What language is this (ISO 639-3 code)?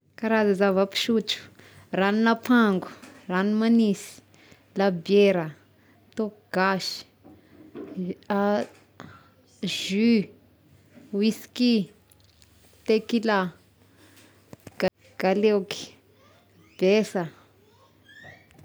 tkg